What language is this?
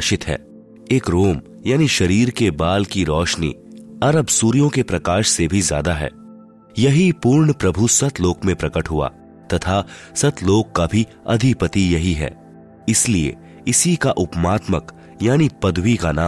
Hindi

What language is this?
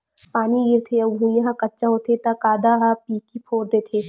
Chhattisgarhi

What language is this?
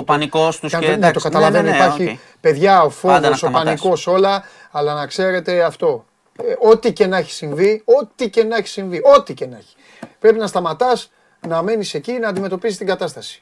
Greek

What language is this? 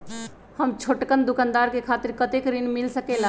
Magahi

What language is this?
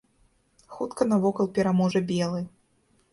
Belarusian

